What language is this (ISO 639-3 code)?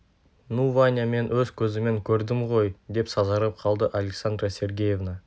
kaz